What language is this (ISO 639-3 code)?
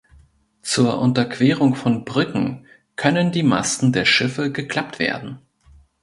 deu